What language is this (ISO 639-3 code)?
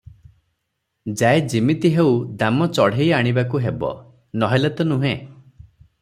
ori